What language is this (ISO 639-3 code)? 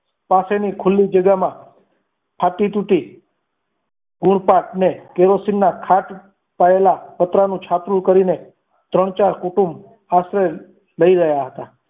guj